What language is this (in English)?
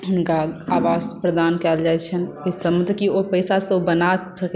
Maithili